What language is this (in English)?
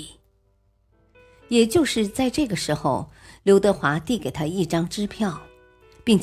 Chinese